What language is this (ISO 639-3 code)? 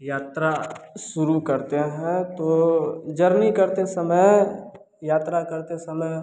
hin